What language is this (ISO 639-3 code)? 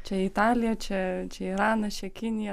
lit